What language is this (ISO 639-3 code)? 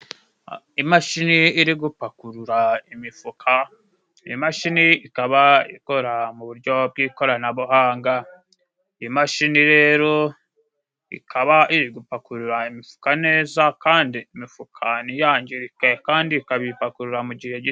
kin